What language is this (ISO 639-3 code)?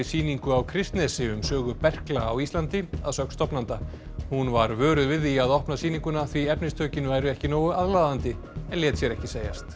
isl